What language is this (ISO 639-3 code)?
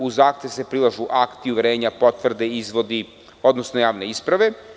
srp